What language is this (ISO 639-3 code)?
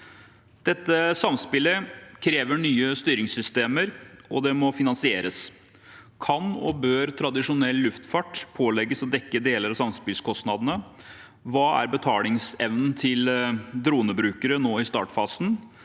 nor